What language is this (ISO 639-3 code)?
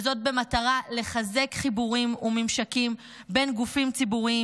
heb